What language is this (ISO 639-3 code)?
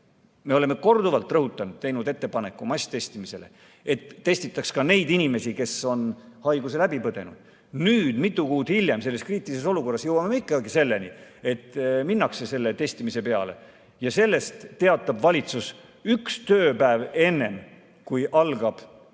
est